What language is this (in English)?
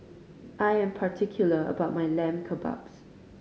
English